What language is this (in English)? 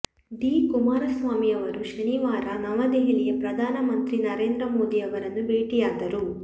Kannada